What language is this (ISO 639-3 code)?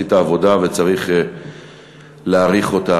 heb